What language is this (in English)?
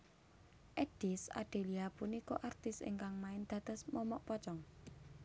Javanese